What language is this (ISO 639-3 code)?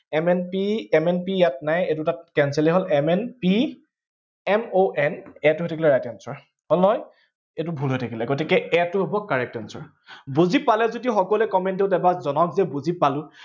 asm